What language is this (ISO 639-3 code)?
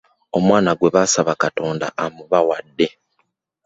lug